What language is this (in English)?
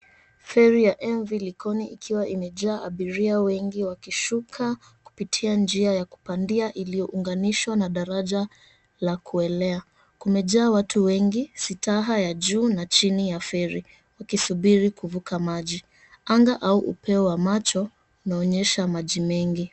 Swahili